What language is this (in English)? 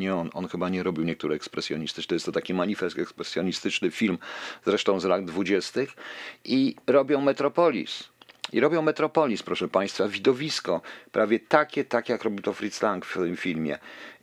Polish